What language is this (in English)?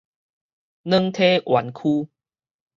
Min Nan Chinese